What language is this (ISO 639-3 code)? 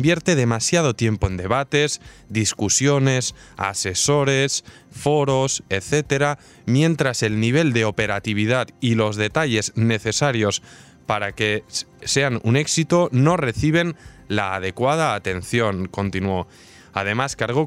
spa